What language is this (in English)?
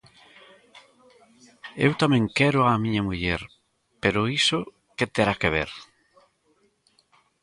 Galician